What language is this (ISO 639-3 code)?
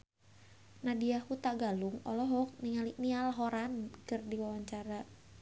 sun